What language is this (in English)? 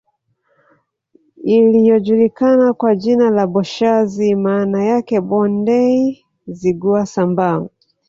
Swahili